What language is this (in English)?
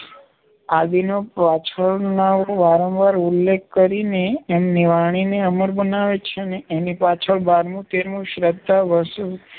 Gujarati